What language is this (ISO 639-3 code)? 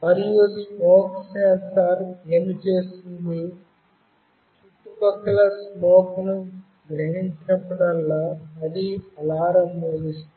tel